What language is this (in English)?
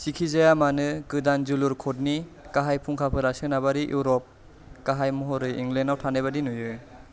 Bodo